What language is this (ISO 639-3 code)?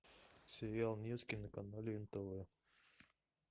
rus